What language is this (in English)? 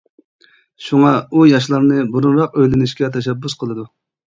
Uyghur